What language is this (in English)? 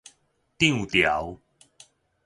Min Nan Chinese